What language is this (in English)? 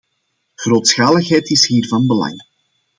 Dutch